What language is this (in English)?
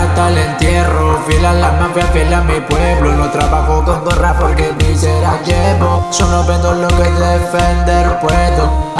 Italian